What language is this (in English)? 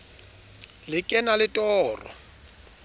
Southern Sotho